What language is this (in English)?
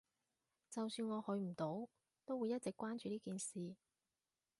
Cantonese